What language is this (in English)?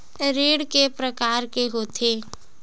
Chhattisgarhi